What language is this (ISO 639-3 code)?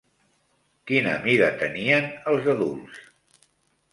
cat